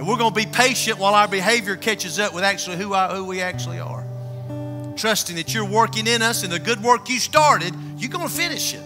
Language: English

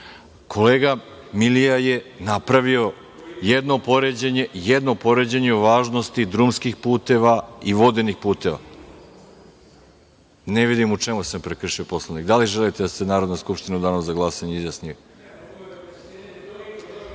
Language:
Serbian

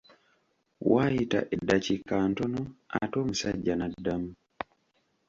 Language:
Ganda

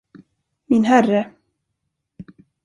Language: Swedish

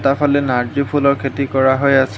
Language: Assamese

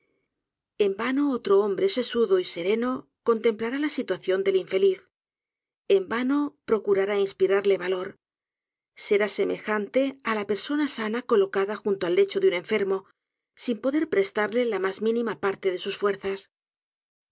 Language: Spanish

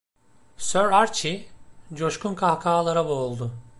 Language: Turkish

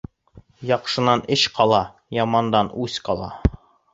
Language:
Bashkir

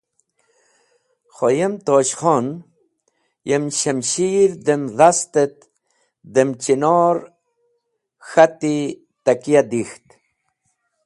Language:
Wakhi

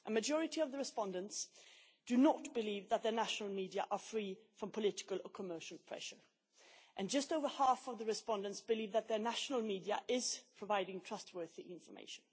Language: English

